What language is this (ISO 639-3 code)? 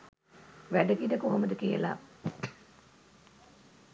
sin